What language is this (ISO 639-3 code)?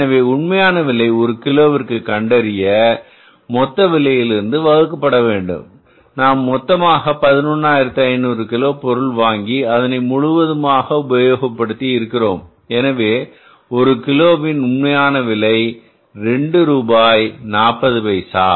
tam